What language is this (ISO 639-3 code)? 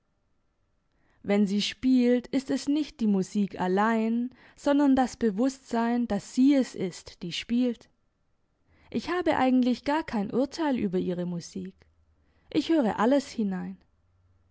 deu